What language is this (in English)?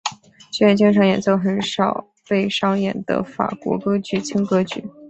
Chinese